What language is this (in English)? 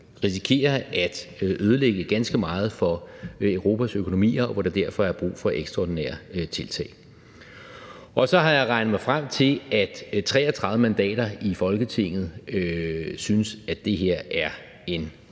Danish